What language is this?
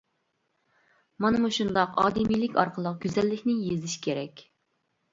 Uyghur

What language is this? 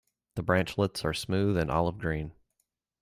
English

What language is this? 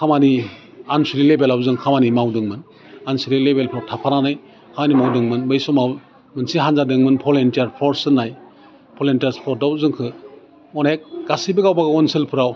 Bodo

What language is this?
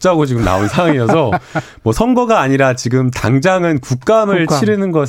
Korean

